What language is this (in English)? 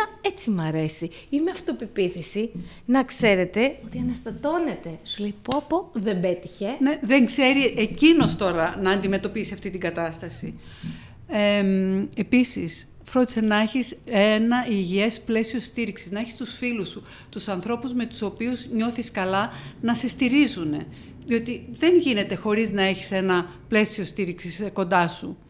Greek